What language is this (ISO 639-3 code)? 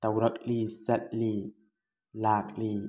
mni